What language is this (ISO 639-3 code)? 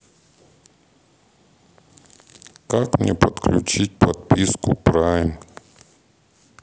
rus